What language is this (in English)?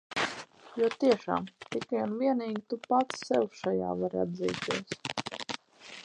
Latvian